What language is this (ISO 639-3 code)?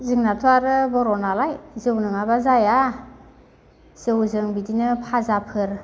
brx